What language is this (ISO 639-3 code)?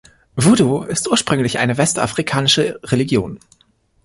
deu